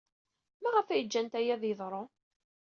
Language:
Kabyle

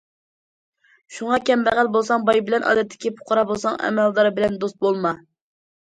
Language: Uyghur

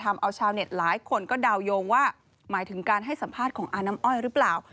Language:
Thai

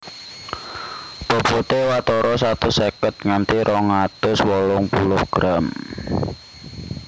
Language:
Javanese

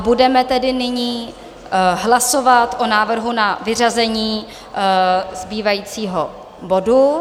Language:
Czech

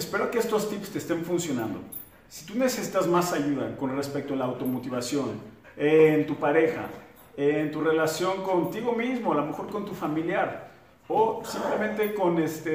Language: Spanish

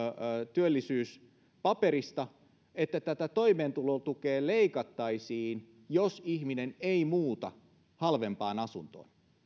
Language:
Finnish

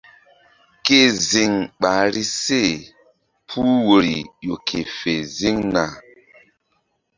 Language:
Mbum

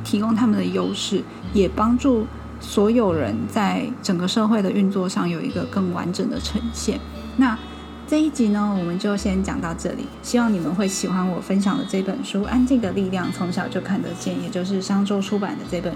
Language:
Chinese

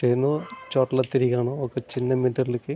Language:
Telugu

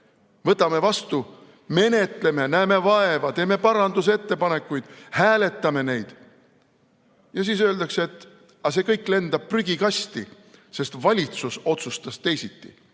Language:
Estonian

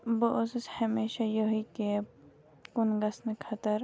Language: Kashmiri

